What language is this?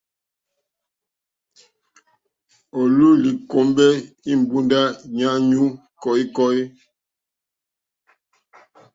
Mokpwe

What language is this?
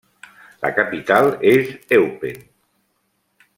Catalan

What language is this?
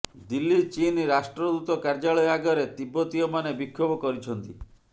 Odia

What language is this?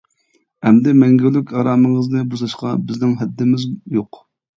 Uyghur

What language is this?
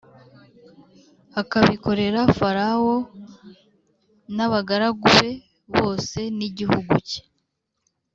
Kinyarwanda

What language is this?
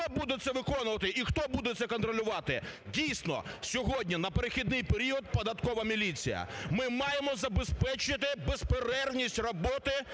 Ukrainian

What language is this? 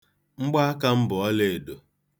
Igbo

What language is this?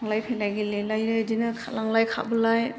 Bodo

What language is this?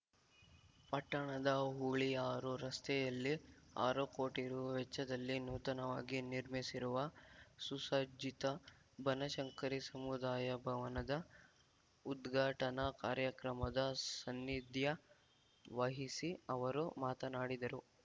Kannada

